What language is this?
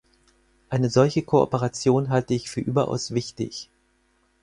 German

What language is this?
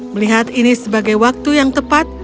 Indonesian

